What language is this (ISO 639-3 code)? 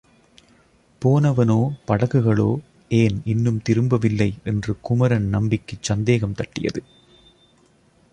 tam